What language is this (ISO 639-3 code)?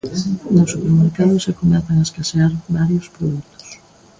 glg